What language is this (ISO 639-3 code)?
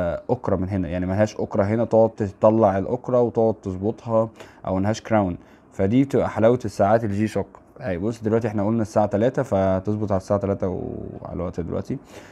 ara